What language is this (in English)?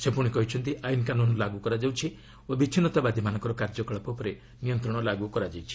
Odia